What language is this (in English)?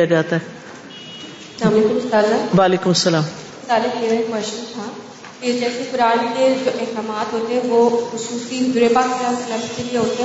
Urdu